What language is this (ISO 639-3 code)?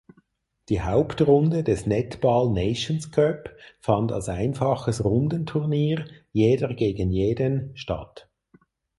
deu